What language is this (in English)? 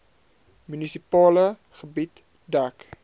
Afrikaans